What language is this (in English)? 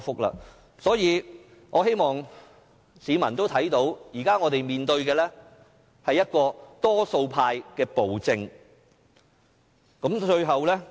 Cantonese